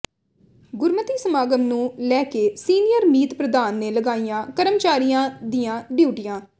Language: Punjabi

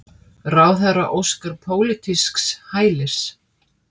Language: Icelandic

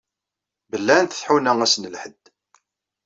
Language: Kabyle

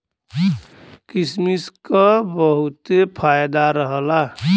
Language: Bhojpuri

